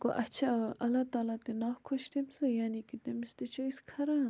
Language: Kashmiri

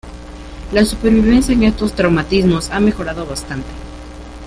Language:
Spanish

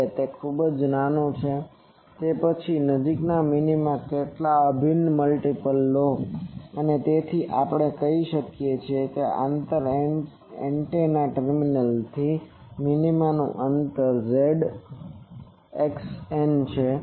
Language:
Gujarati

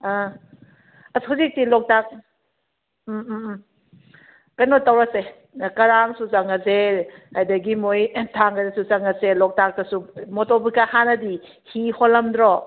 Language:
Manipuri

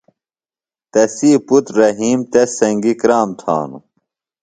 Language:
Phalura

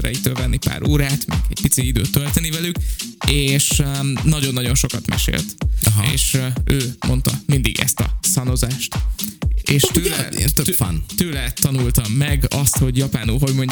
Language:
Hungarian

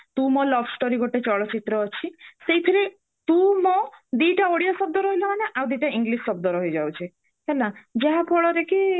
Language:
Odia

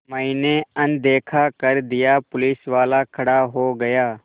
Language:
Hindi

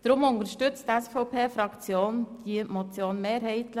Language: Swiss German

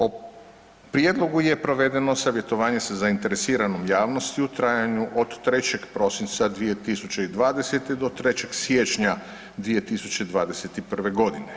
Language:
Croatian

